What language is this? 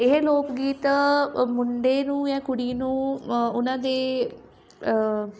Punjabi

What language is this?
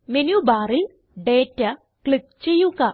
Malayalam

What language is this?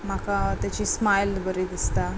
Konkani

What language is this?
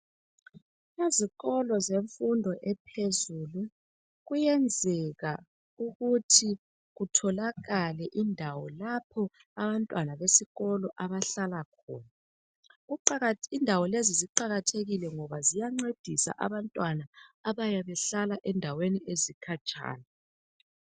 North Ndebele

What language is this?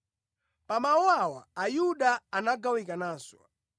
Nyanja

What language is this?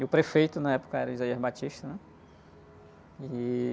Portuguese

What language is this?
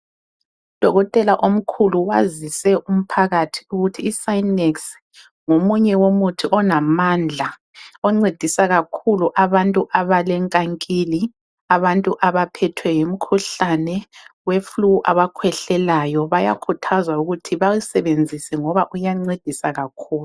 North Ndebele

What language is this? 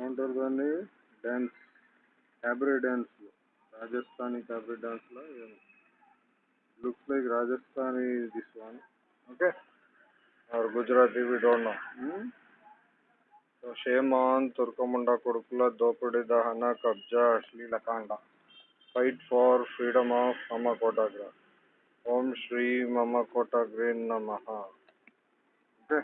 Telugu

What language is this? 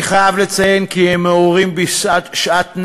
Hebrew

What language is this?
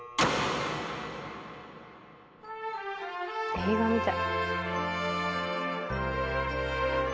Japanese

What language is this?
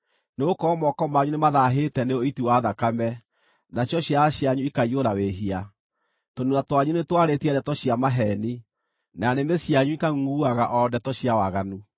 Kikuyu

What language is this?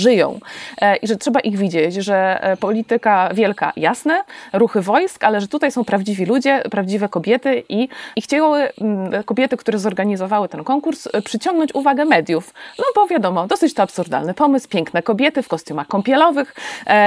Polish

